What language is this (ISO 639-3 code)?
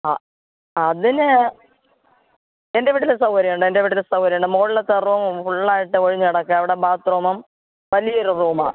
mal